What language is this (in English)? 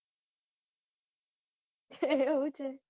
Gujarati